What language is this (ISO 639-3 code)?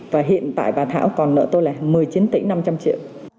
vie